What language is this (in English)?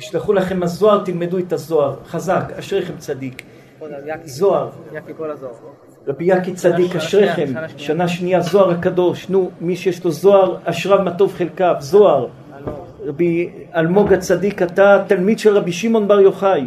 Hebrew